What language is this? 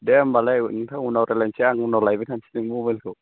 Bodo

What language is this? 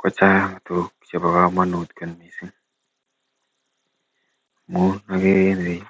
Kalenjin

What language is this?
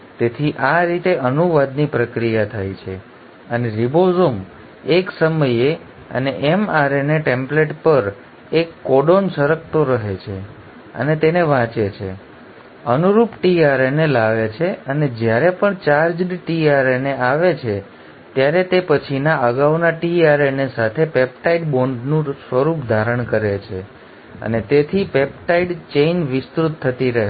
Gujarati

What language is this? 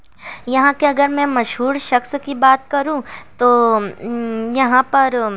Urdu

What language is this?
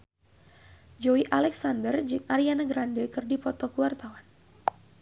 Sundanese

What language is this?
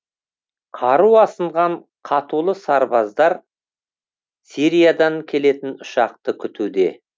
Kazakh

